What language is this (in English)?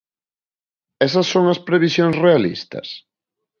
Galician